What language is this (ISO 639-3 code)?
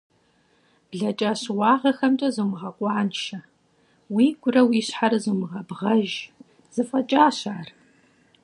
kbd